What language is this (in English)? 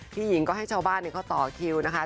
Thai